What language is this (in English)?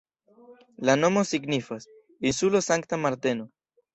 Esperanto